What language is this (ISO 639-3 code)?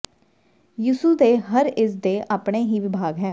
pan